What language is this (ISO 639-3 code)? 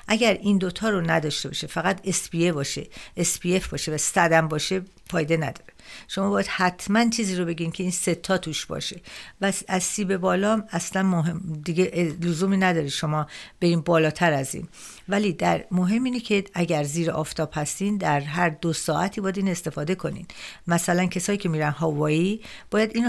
fas